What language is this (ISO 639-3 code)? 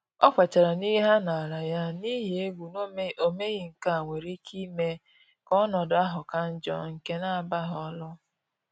ibo